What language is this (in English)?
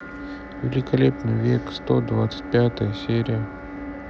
Russian